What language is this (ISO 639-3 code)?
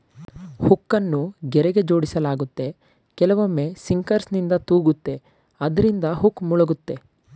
kan